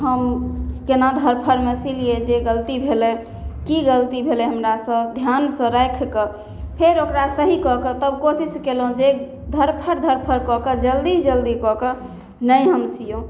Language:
Maithili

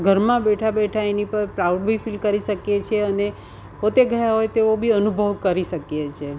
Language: Gujarati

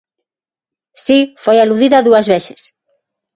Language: Galician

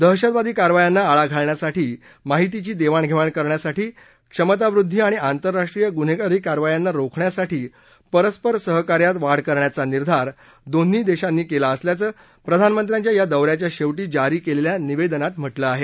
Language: Marathi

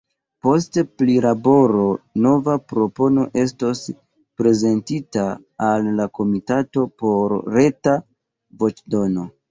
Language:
Esperanto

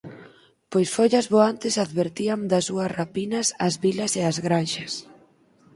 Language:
Galician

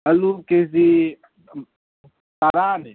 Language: Manipuri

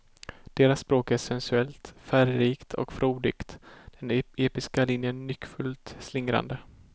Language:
Swedish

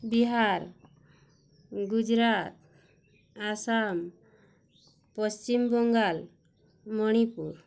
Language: Odia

